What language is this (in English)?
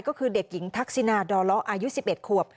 Thai